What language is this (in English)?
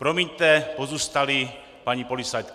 Czech